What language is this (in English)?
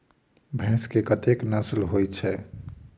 Maithili